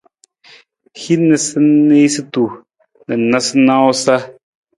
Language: Nawdm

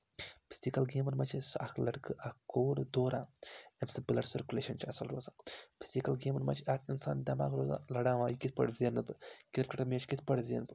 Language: Kashmiri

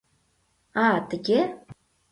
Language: Mari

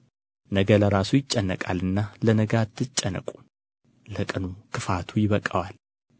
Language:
Amharic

